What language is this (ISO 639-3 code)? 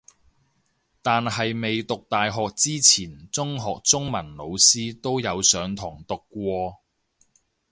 yue